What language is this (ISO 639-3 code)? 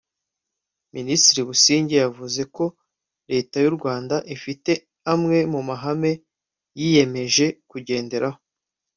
kin